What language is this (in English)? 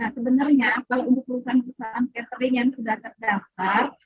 Indonesian